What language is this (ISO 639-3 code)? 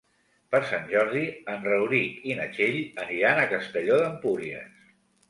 cat